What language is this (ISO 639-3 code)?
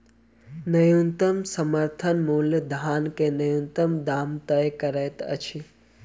mai